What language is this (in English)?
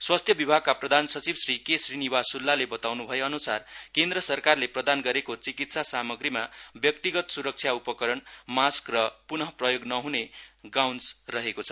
Nepali